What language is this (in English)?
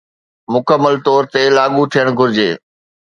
Sindhi